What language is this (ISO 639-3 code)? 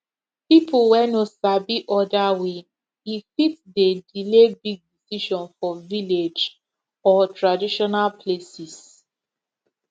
pcm